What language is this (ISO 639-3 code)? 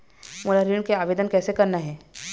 hne